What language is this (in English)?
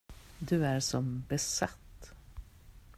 Swedish